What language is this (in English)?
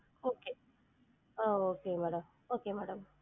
Tamil